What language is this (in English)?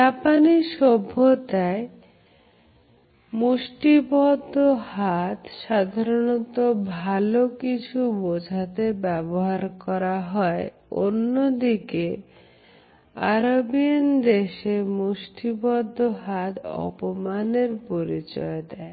Bangla